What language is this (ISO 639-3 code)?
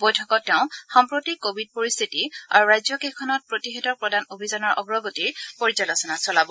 asm